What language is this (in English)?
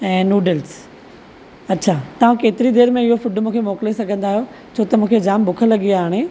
Sindhi